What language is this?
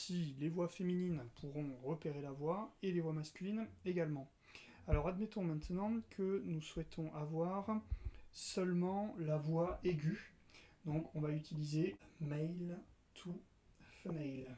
French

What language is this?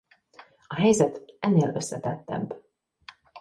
Hungarian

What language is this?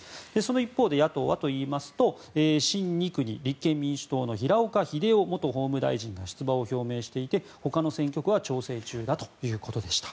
Japanese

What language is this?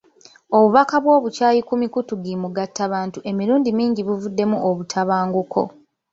Ganda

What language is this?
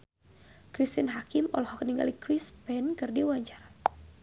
Sundanese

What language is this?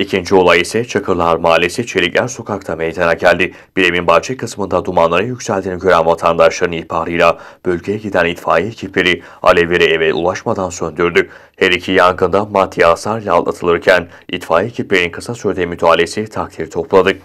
Turkish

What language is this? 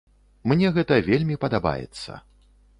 Belarusian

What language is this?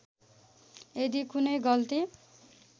Nepali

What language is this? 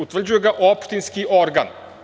Serbian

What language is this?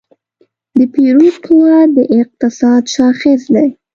Pashto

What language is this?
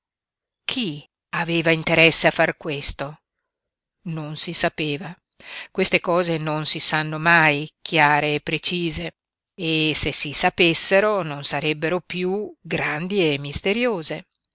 Italian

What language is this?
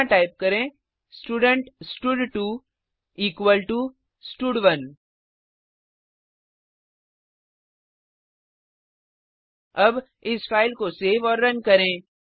Hindi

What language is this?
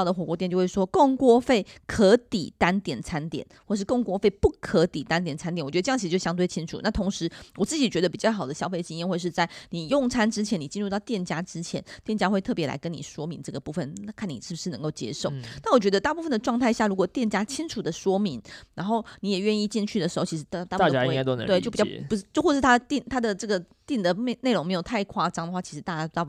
Chinese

